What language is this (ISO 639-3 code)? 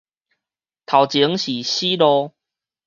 nan